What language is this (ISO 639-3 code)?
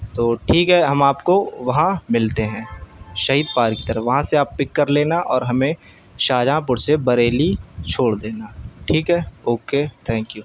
urd